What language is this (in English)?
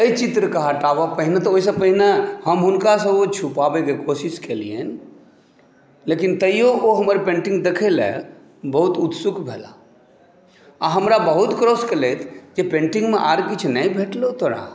Maithili